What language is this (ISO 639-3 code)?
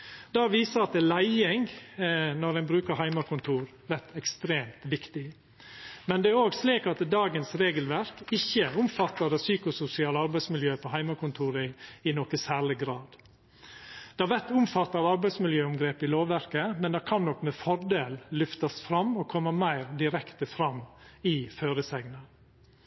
nno